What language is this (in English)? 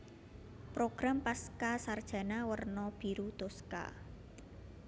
Javanese